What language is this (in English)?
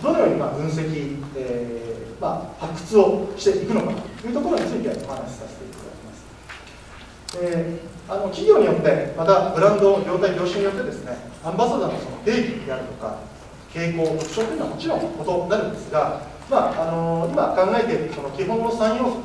Japanese